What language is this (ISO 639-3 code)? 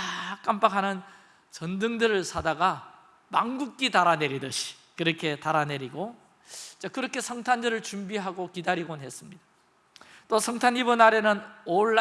kor